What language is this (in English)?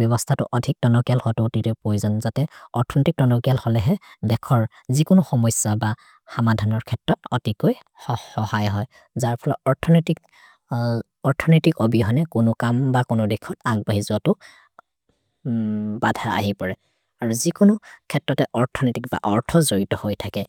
Maria (India)